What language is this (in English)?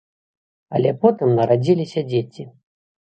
Belarusian